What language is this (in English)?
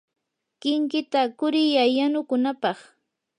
Yanahuanca Pasco Quechua